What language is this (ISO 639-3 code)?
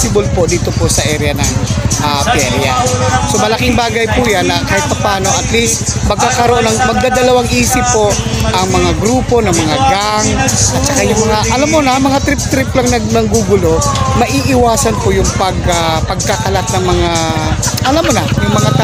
fil